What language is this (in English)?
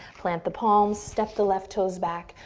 English